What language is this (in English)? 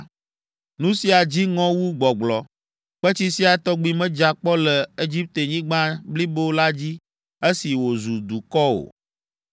Ewe